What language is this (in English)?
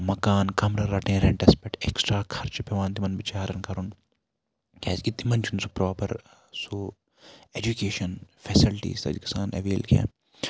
Kashmiri